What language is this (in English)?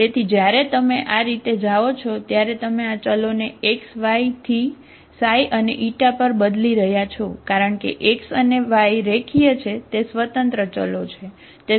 Gujarati